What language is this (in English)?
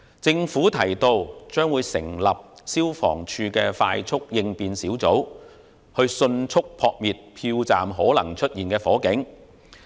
Cantonese